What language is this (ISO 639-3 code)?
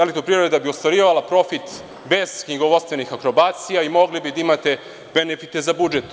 srp